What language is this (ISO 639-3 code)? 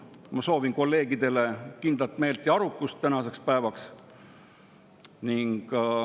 est